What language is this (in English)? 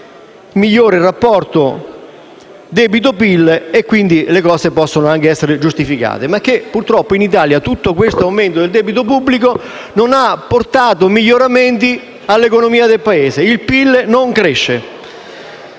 Italian